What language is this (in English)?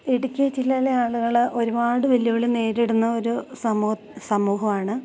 Malayalam